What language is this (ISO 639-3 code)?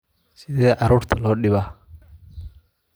som